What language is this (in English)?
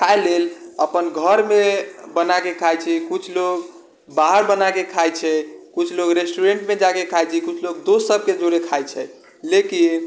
Maithili